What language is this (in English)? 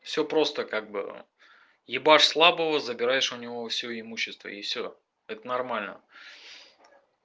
Russian